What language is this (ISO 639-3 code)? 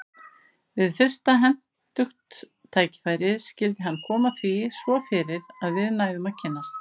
isl